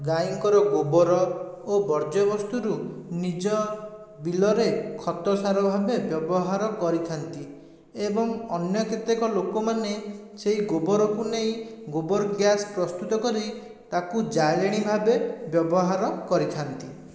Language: Odia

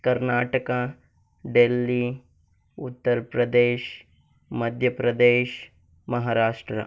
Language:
Kannada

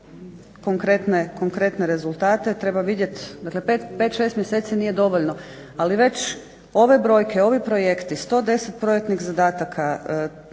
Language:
Croatian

